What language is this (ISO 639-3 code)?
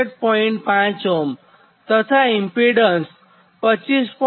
guj